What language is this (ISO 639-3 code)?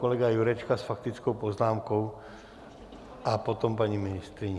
ces